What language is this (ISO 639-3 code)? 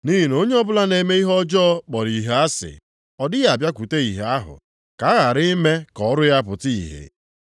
ibo